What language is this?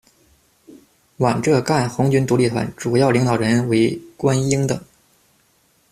Chinese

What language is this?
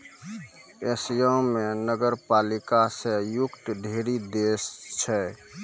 Maithili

